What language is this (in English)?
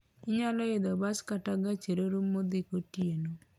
Luo (Kenya and Tanzania)